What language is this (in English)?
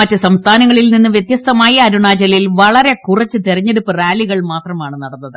Malayalam